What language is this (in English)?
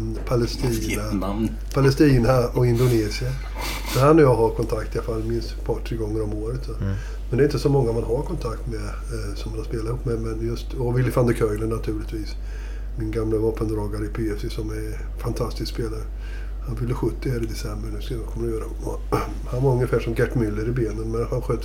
Swedish